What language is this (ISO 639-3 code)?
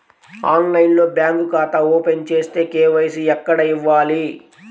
tel